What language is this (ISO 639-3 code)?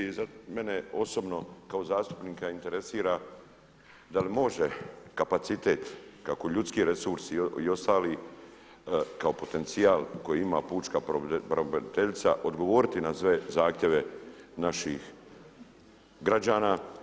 hrv